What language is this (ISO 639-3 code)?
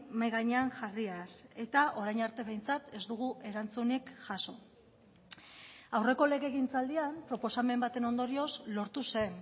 eus